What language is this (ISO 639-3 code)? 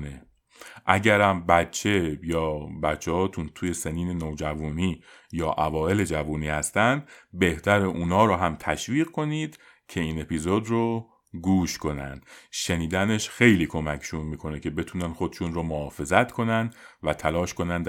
fas